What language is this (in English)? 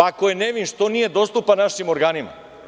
Serbian